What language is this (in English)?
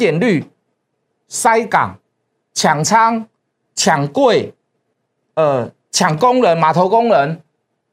Chinese